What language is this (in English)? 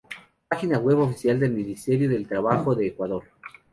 Spanish